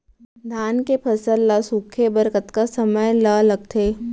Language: Chhattisgarhi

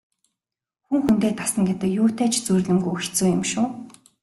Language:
Mongolian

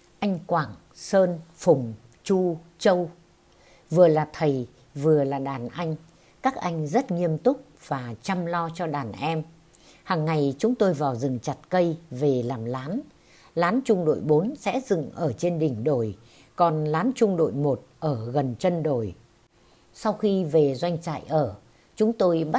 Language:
Vietnamese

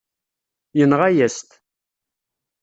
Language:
Kabyle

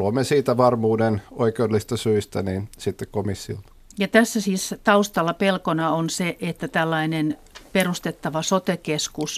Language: Finnish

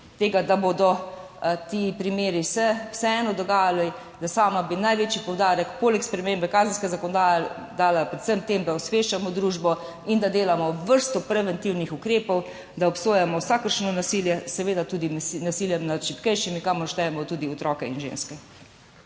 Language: Slovenian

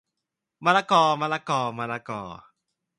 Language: Thai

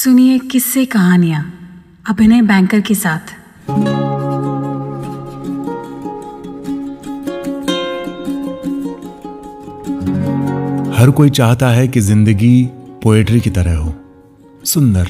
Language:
Hindi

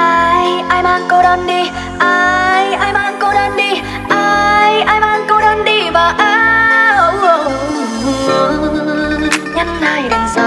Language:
Vietnamese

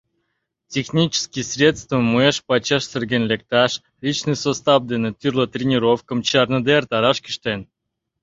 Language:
Mari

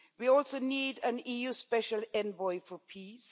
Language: English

